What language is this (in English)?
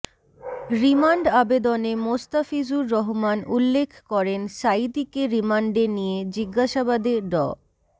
Bangla